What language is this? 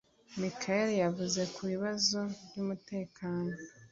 Kinyarwanda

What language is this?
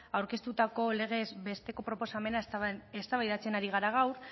Basque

